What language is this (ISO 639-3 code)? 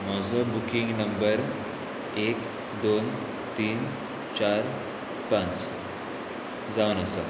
kok